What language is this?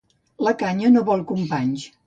Catalan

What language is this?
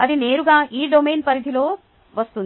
Telugu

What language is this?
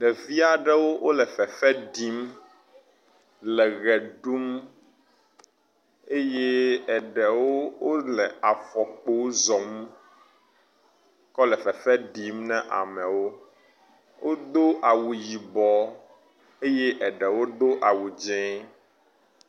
Ewe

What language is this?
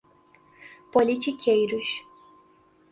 Portuguese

